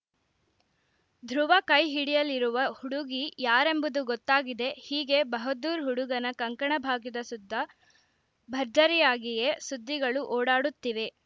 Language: Kannada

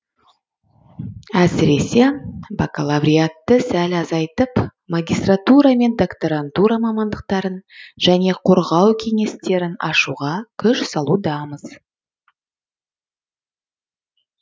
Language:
Kazakh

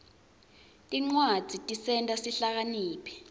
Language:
Swati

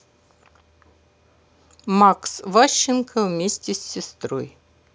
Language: Russian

